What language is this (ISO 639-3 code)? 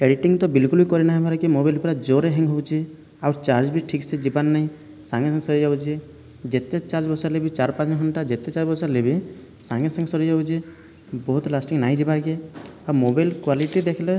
ori